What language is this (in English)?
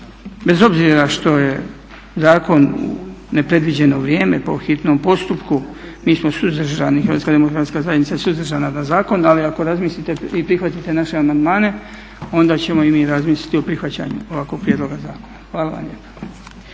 Croatian